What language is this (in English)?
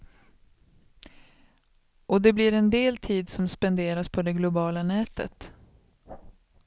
Swedish